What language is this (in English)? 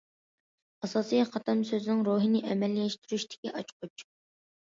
Uyghur